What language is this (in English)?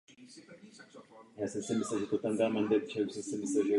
Czech